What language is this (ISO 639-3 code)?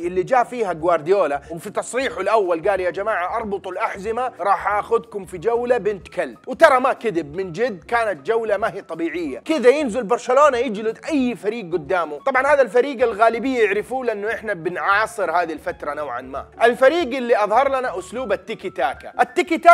ara